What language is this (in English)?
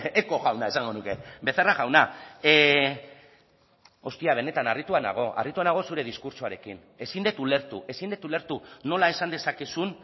Basque